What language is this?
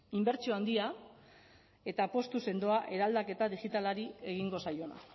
Basque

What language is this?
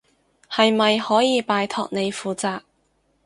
Cantonese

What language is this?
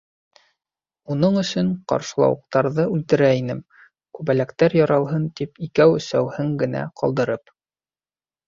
Bashkir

